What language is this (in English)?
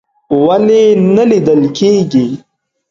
Pashto